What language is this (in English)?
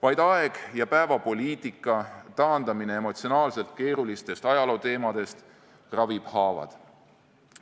Estonian